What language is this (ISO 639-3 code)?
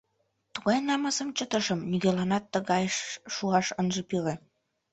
chm